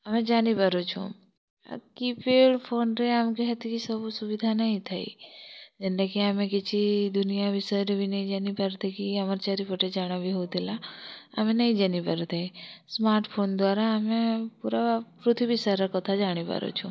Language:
Odia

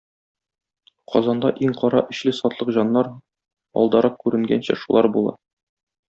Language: Tatar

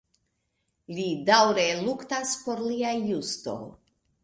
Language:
Esperanto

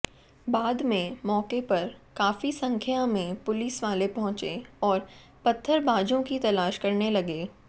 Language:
Hindi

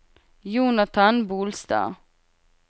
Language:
Norwegian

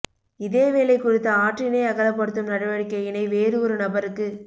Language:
Tamil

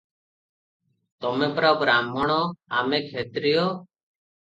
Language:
Odia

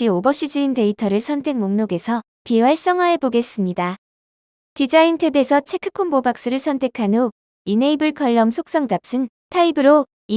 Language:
Korean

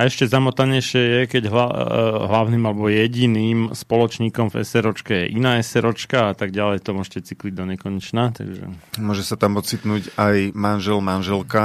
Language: Slovak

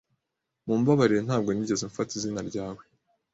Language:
Kinyarwanda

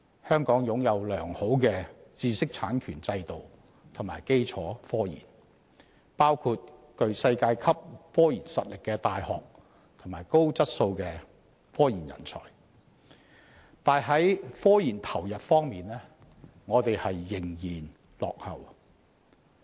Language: Cantonese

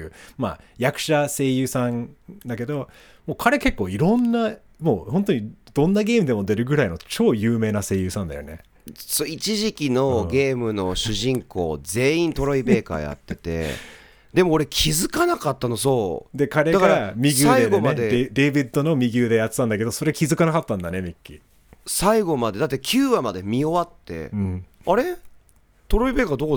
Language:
Japanese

